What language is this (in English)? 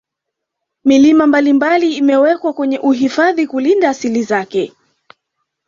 Swahili